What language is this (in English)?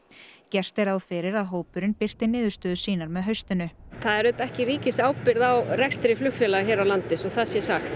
Icelandic